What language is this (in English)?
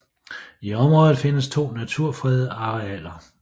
Danish